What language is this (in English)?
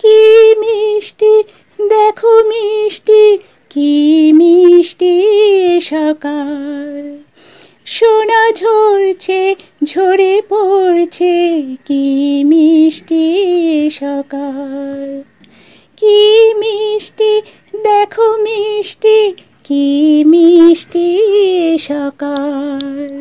Bangla